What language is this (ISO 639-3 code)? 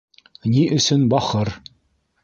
bak